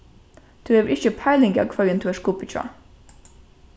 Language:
Faroese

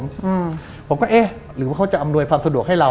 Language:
Thai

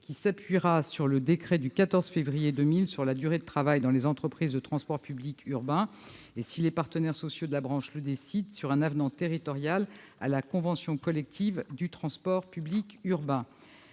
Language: French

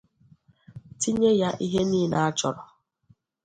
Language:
Igbo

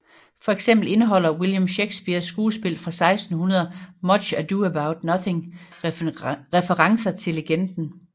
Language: Danish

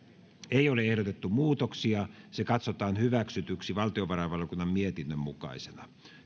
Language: Finnish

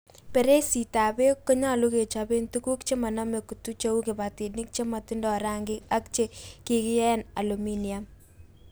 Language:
Kalenjin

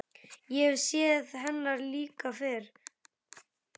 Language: Icelandic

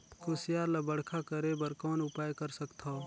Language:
Chhattisgarhi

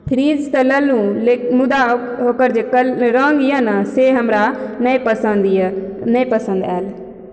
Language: Maithili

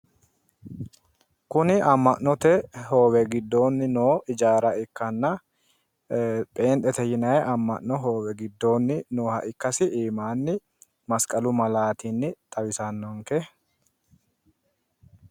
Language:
Sidamo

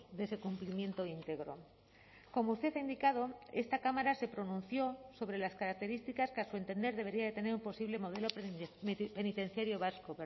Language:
Spanish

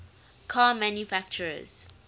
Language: English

